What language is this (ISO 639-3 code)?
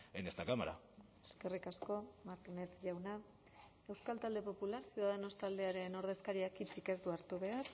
eus